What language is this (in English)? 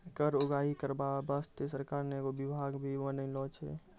Maithili